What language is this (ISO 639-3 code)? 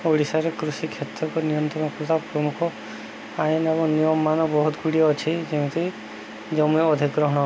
ori